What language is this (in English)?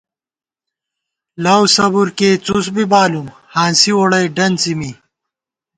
Gawar-Bati